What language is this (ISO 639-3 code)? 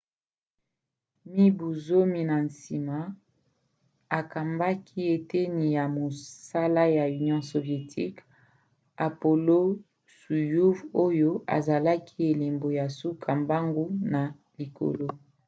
lin